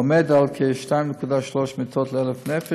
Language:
Hebrew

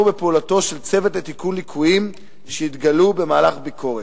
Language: Hebrew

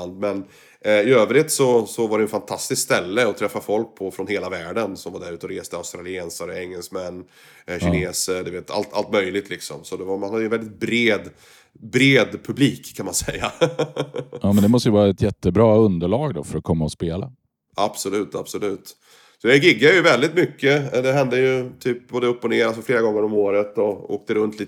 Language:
Swedish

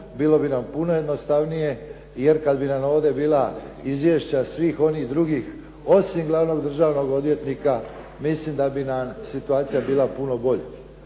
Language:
Croatian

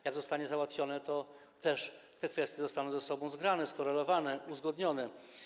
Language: Polish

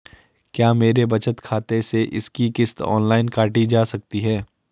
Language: Hindi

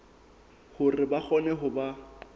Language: Southern Sotho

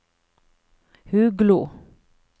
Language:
Norwegian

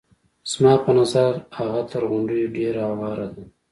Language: Pashto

